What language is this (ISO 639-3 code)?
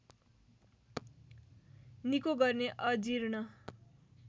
nep